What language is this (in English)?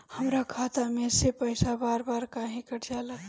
Bhojpuri